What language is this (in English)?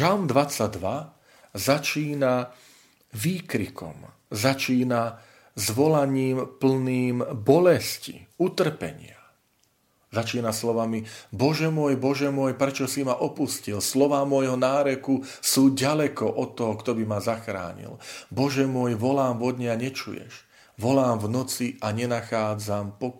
Slovak